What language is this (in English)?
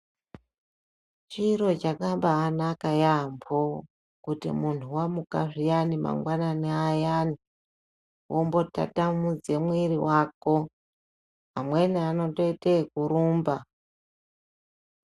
Ndau